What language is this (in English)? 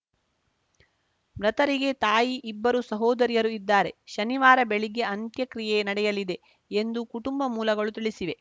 Kannada